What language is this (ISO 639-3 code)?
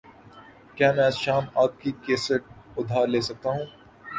urd